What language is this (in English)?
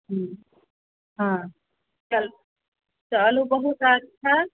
Maithili